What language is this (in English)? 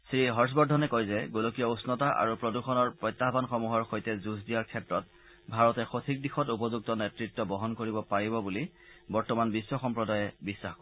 Assamese